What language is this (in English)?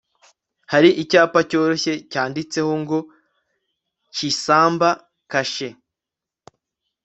Kinyarwanda